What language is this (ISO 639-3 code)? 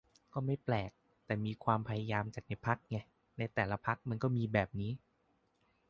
tha